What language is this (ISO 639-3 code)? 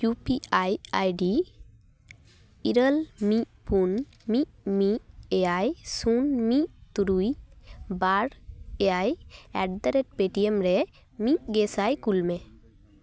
sat